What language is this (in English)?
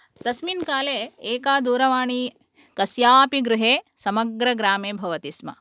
Sanskrit